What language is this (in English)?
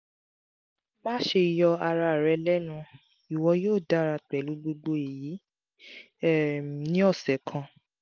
Yoruba